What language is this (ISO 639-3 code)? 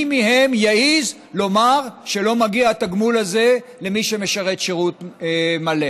heb